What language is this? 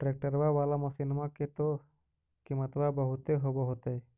Magahi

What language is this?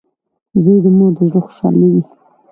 Pashto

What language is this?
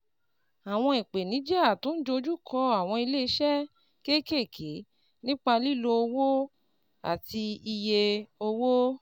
Yoruba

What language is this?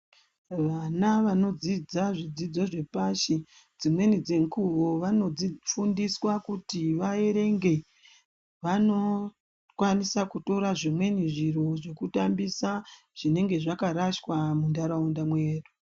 Ndau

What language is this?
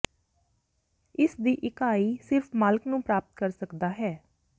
Punjabi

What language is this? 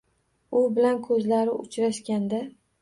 Uzbek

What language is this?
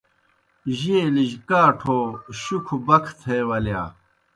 Kohistani Shina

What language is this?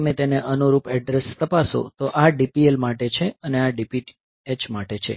Gujarati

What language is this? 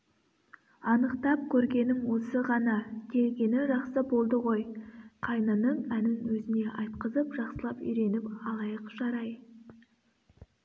Kazakh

